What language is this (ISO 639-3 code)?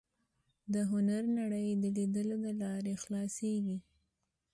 pus